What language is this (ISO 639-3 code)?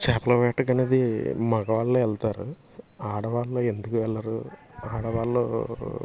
tel